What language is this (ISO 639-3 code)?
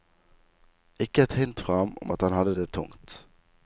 nor